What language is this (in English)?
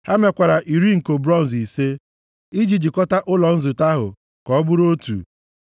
Igbo